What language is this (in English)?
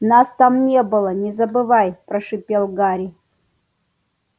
Russian